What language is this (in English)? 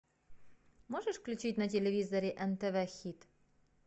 Russian